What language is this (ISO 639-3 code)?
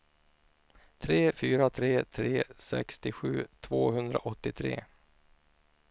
swe